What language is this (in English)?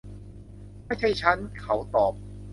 Thai